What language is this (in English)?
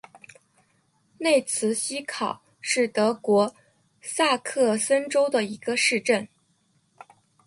Chinese